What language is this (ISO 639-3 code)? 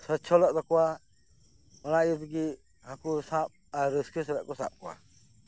sat